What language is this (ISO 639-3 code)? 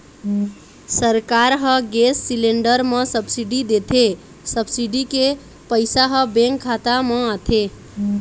hne